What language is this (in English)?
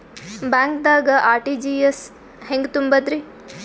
Kannada